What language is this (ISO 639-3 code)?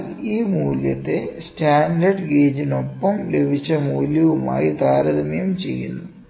mal